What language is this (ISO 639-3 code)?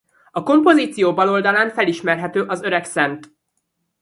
hun